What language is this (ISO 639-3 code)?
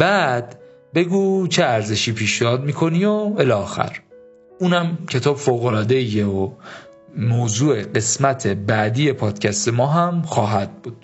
fas